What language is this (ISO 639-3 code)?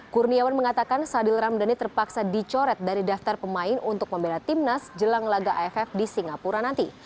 ind